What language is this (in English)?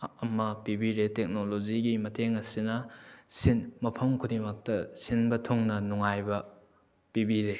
Manipuri